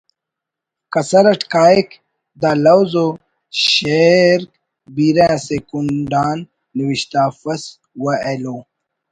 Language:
Brahui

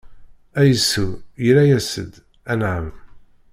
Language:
Kabyle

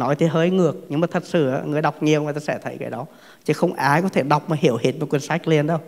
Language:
Vietnamese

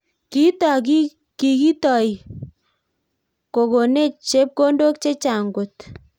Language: Kalenjin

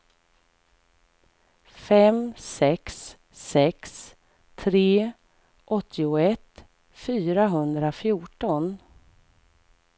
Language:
Swedish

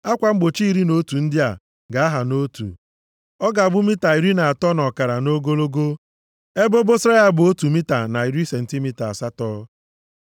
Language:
Igbo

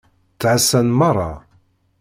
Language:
Kabyle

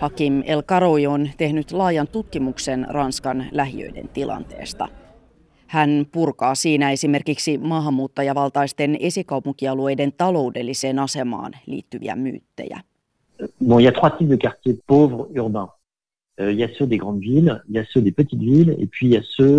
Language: Finnish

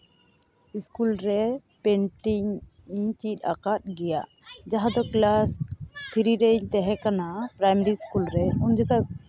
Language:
Santali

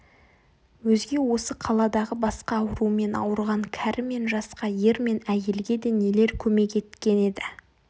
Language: Kazakh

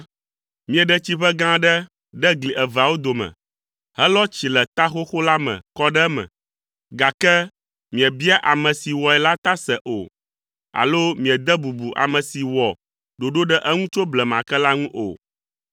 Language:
Ewe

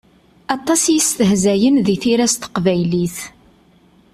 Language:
Kabyle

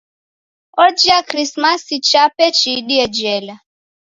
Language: Taita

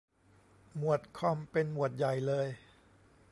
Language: Thai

